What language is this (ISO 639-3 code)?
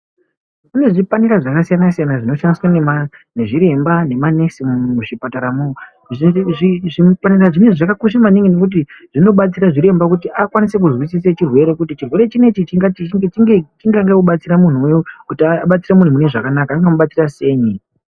ndc